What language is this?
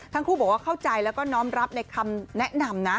Thai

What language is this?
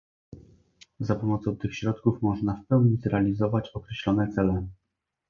Polish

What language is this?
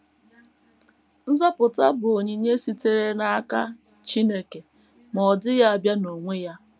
Igbo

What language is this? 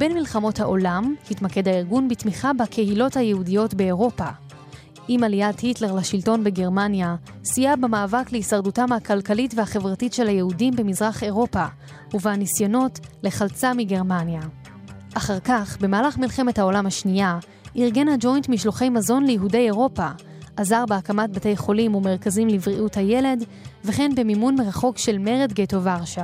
Hebrew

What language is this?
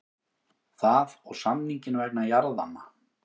Icelandic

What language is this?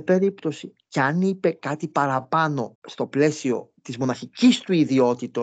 Greek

